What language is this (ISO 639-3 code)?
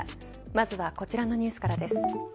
jpn